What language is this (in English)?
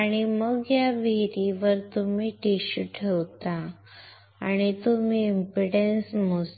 Marathi